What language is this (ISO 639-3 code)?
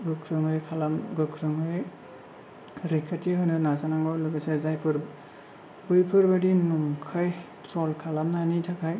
brx